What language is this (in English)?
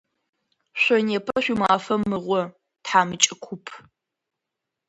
Adyghe